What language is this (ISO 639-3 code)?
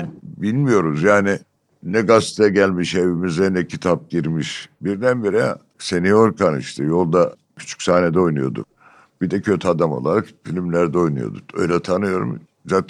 tur